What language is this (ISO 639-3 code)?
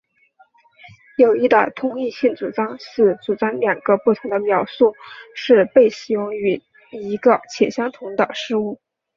zho